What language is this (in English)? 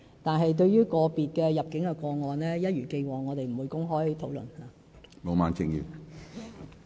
Cantonese